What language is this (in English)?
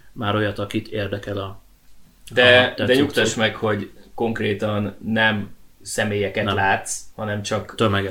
Hungarian